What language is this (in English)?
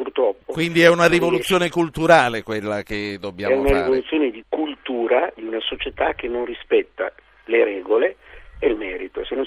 Italian